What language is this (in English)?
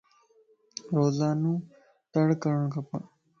Lasi